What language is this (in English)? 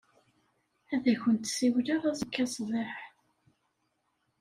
Kabyle